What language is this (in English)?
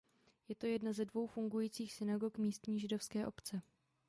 Czech